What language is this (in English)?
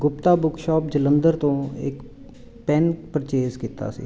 Punjabi